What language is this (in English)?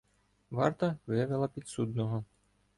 Ukrainian